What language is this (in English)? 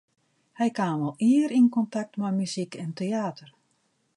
Western Frisian